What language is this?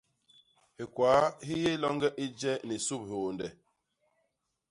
Basaa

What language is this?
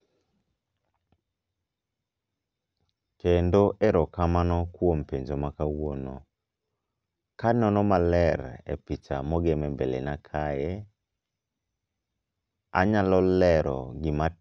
Luo (Kenya and Tanzania)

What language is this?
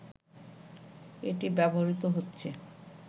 Bangla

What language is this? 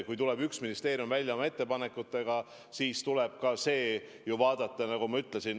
Estonian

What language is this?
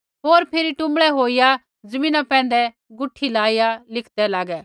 Kullu Pahari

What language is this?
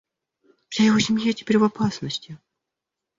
Russian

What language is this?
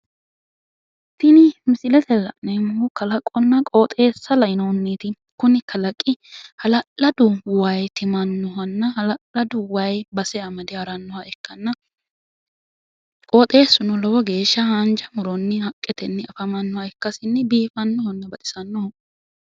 Sidamo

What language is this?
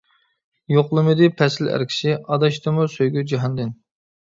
Uyghur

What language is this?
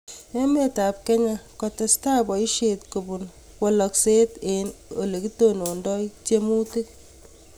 Kalenjin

